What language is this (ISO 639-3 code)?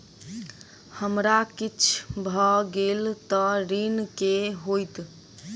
mai